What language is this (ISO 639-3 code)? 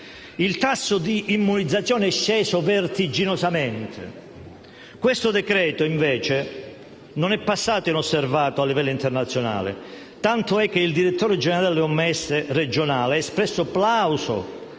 ita